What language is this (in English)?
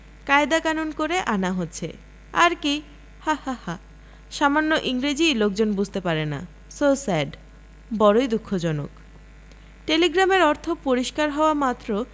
Bangla